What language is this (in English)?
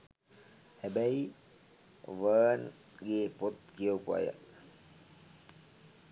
Sinhala